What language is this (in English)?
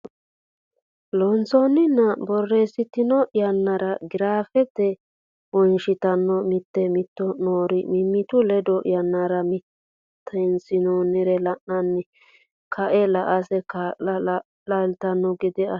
Sidamo